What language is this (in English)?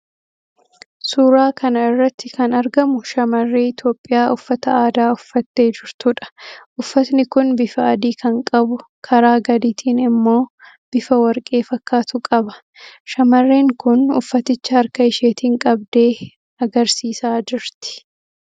Oromo